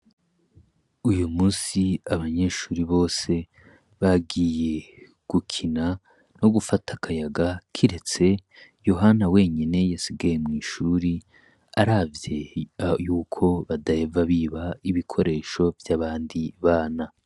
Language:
Rundi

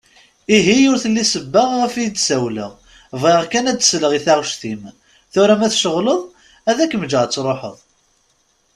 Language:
Kabyle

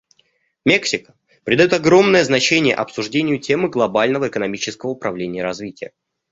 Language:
Russian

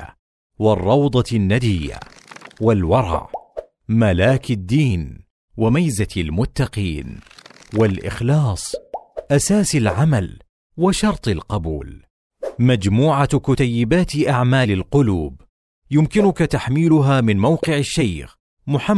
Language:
Arabic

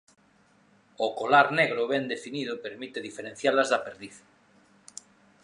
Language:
Galician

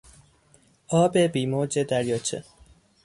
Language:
Persian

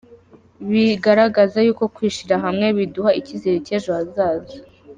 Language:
Kinyarwanda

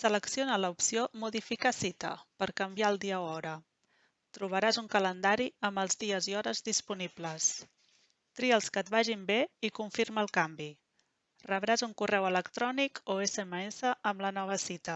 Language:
Catalan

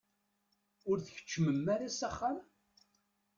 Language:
Kabyle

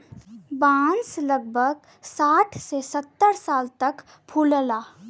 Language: Bhojpuri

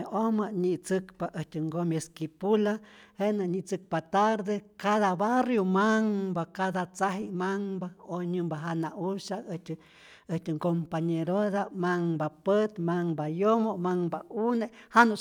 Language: Rayón Zoque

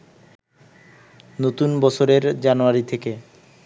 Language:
Bangla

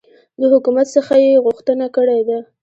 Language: Pashto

